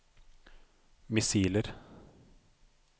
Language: Norwegian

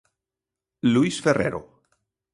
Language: Galician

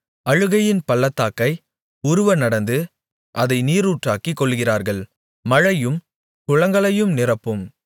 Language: Tamil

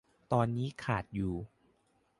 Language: Thai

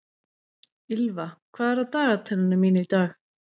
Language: Icelandic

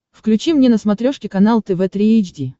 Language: Russian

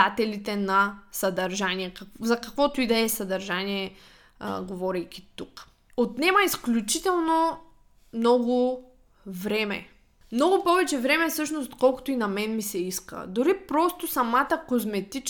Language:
Bulgarian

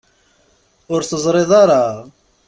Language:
Kabyle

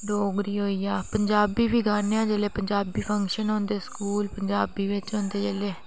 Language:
Dogri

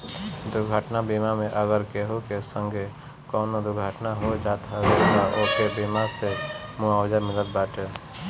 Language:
Bhojpuri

